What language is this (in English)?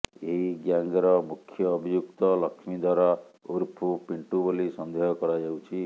Odia